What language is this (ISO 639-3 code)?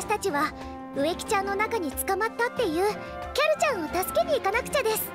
jpn